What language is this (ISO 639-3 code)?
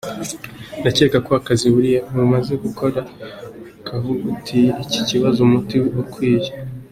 kin